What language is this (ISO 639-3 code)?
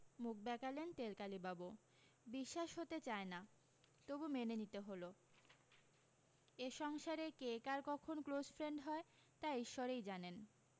ben